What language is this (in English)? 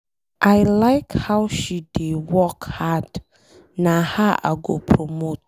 Nigerian Pidgin